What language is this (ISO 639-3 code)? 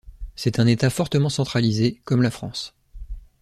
fra